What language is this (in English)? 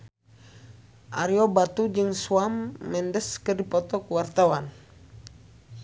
Sundanese